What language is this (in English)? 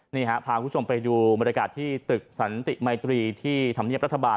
Thai